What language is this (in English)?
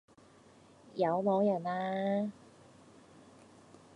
Cantonese